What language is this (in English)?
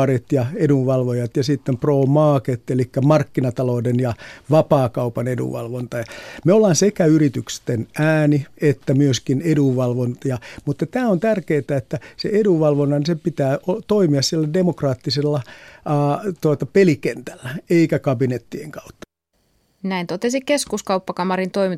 Finnish